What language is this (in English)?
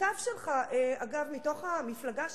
Hebrew